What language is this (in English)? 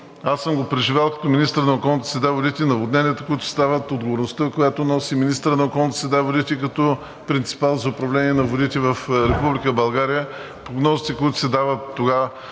Bulgarian